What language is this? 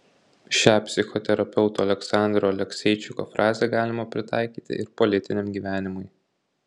Lithuanian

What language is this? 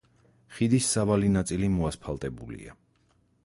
Georgian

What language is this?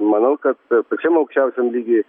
Lithuanian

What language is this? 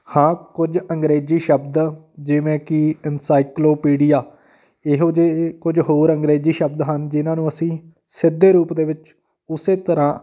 Punjabi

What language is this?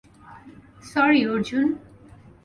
Bangla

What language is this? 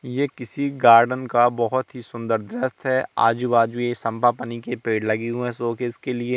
Hindi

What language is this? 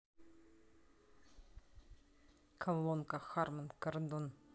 Russian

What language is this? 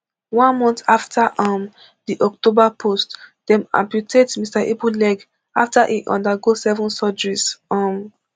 Nigerian Pidgin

